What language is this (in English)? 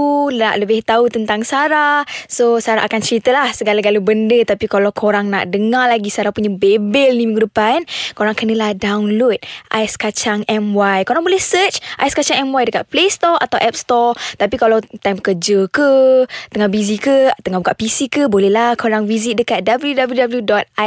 Malay